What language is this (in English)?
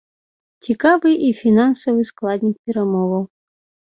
Belarusian